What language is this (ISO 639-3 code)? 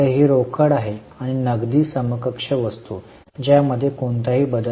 mar